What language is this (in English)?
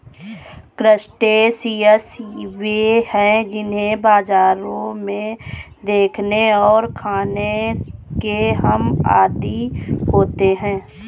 Hindi